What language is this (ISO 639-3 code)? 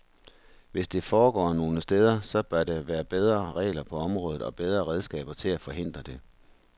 dan